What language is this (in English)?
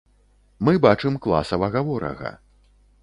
Belarusian